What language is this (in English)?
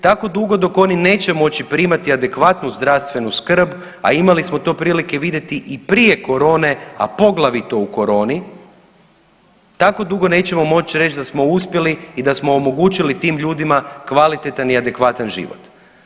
Croatian